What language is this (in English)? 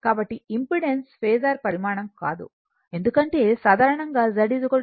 Telugu